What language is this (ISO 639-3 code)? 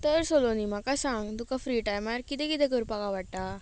kok